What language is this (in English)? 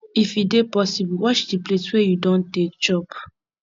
Nigerian Pidgin